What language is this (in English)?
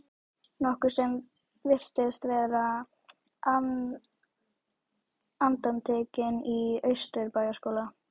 Icelandic